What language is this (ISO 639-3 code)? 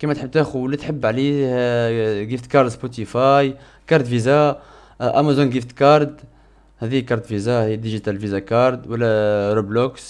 ara